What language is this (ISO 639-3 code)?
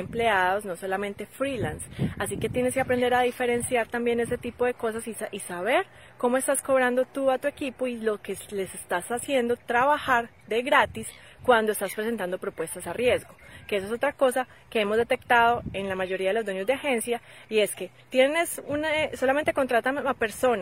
spa